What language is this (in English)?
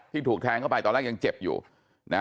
Thai